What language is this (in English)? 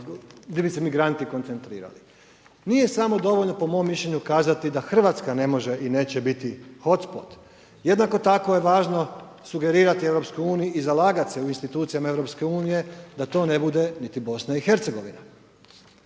Croatian